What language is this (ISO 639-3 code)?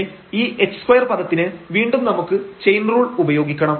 mal